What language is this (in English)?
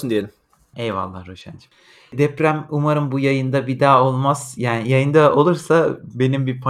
Turkish